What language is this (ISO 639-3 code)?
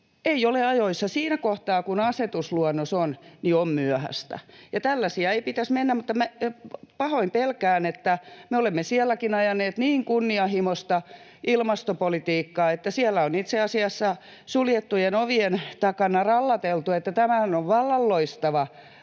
fin